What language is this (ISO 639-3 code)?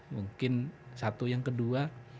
ind